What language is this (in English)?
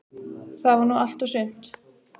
Icelandic